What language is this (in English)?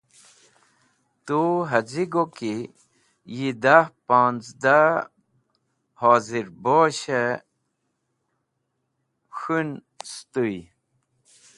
Wakhi